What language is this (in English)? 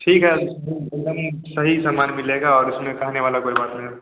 Hindi